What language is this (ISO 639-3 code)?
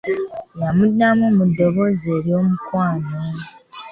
lug